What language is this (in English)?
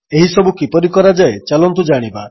Odia